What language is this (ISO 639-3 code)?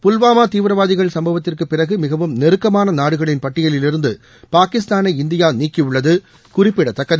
tam